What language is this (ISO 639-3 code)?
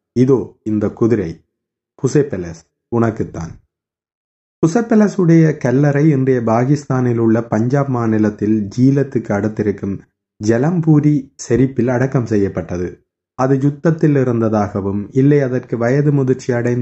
tam